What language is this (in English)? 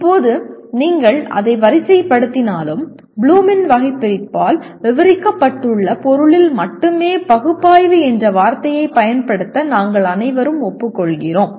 Tamil